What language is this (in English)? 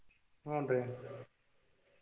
Kannada